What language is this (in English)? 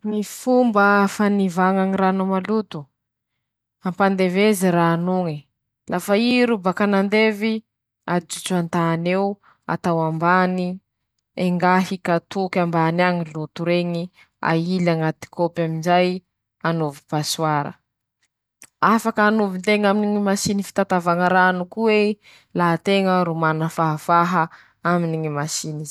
Masikoro Malagasy